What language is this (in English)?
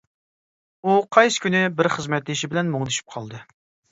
Uyghur